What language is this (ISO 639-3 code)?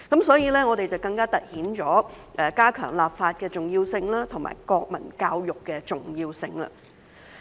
yue